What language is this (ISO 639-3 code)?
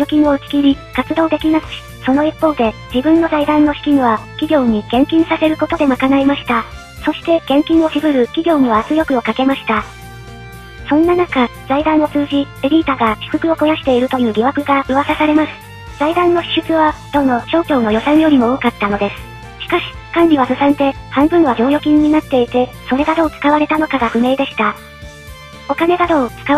jpn